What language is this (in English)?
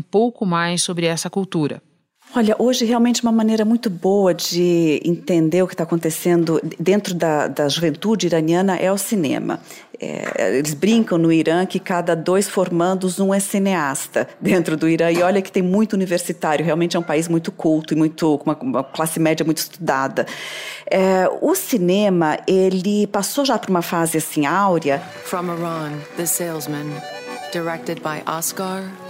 Portuguese